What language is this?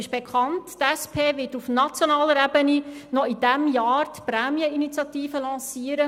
Swiss German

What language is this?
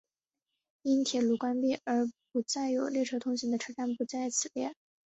Chinese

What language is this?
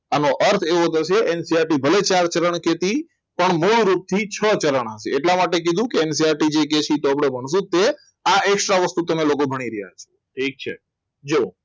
Gujarati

